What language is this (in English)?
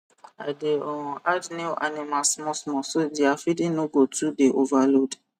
Nigerian Pidgin